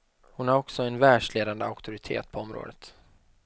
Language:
Swedish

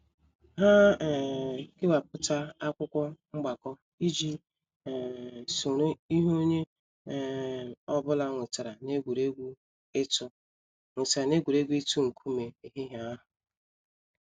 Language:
Igbo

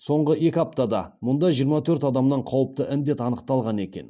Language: Kazakh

